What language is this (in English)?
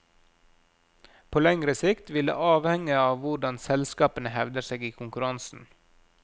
Norwegian